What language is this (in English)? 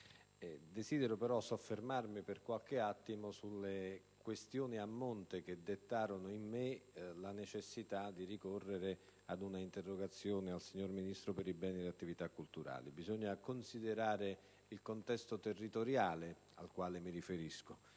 Italian